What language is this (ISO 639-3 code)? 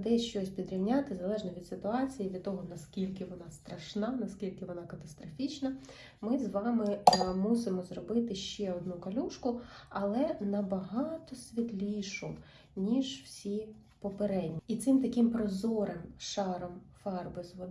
ukr